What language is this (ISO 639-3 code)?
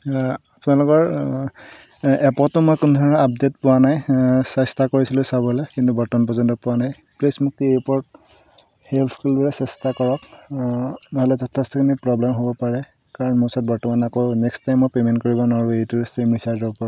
asm